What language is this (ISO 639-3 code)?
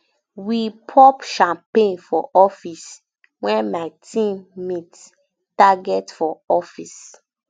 pcm